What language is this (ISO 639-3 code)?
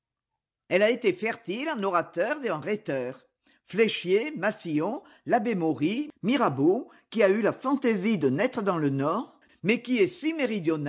fra